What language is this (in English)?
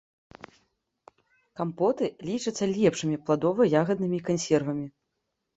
Belarusian